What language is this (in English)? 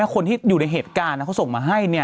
Thai